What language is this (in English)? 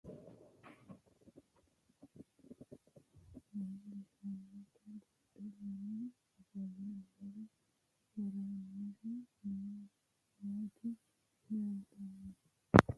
Sidamo